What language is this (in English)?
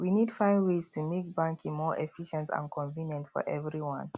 Nigerian Pidgin